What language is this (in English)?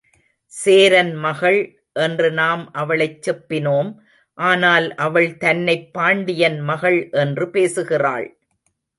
Tamil